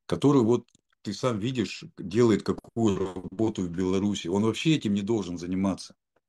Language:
Russian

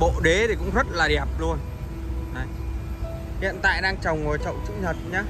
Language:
Vietnamese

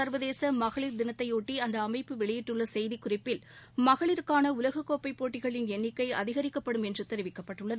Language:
Tamil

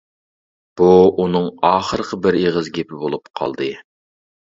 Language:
Uyghur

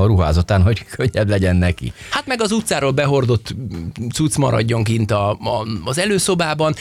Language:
Hungarian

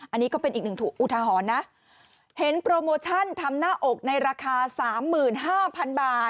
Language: Thai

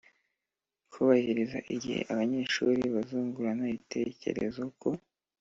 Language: Kinyarwanda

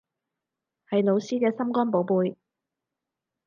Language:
Cantonese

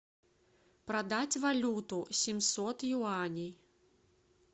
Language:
Russian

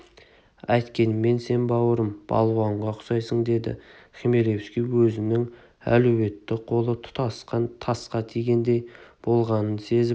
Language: Kazakh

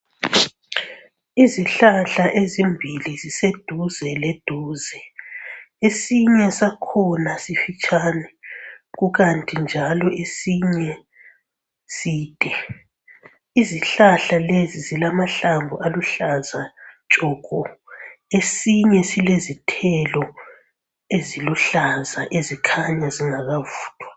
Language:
North Ndebele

